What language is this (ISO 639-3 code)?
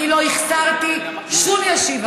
heb